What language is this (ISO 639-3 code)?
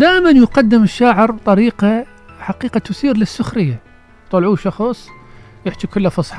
ara